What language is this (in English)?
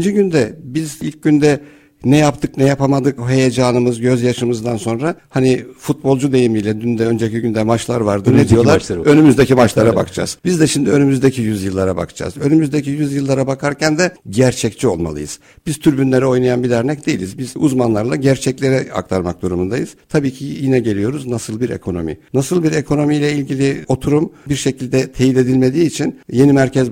Turkish